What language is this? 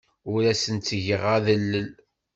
Kabyle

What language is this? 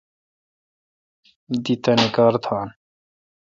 Kalkoti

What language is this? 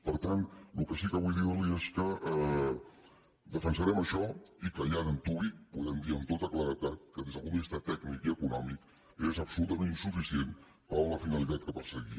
Catalan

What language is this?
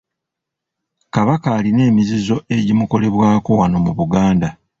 Ganda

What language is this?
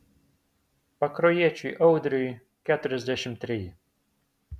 Lithuanian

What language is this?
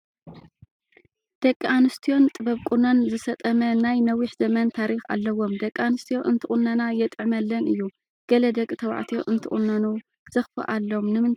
Tigrinya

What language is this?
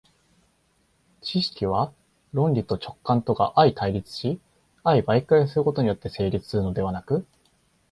Japanese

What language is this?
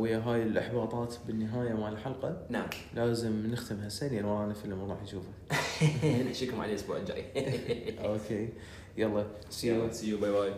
Arabic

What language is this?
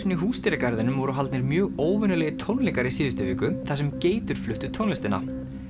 Icelandic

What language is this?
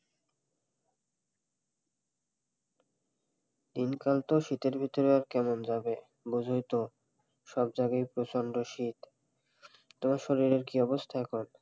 Bangla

